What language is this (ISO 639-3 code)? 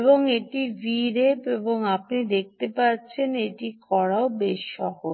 ben